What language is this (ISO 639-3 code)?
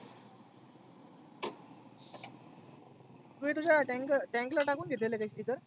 mar